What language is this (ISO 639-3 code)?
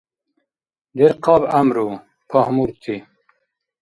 dar